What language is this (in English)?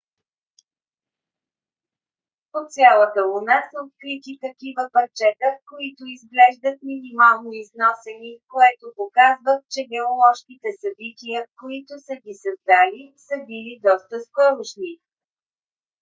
Bulgarian